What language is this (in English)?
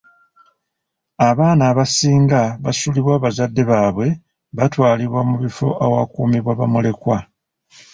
Ganda